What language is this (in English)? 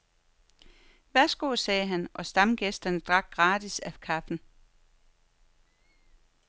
Danish